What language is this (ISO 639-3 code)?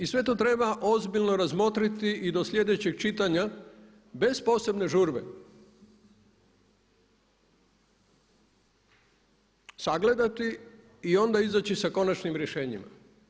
hrv